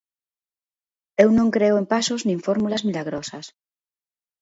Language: Galician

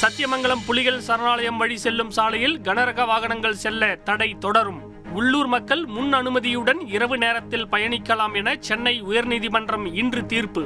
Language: Tamil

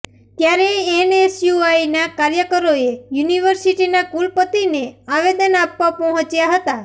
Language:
Gujarati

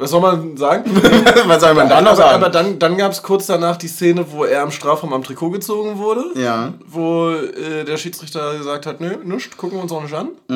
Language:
German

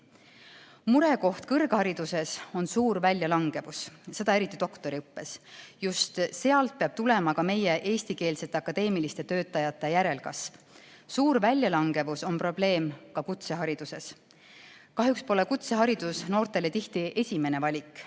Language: Estonian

